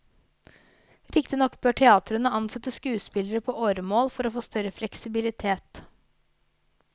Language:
Norwegian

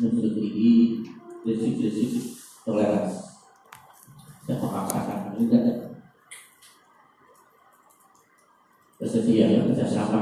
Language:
Indonesian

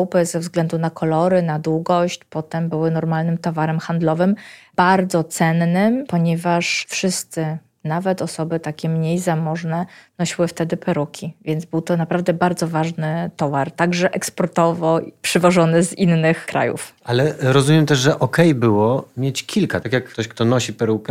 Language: Polish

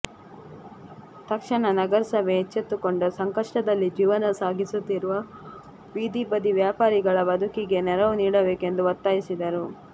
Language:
Kannada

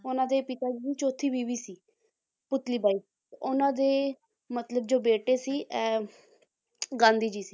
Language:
Punjabi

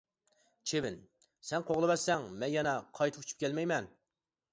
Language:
Uyghur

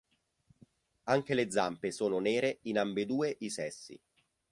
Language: Italian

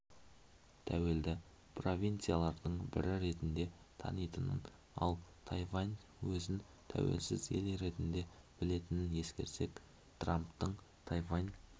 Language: Kazakh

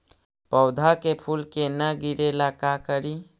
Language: Magahi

